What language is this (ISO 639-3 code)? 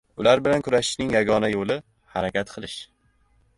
uzb